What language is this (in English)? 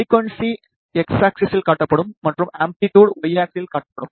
Tamil